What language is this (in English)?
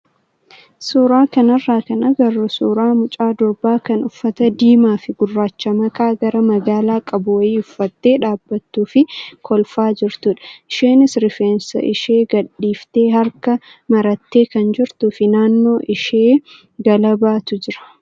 Oromo